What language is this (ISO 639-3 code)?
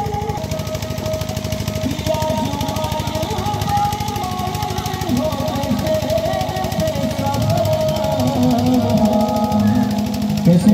ron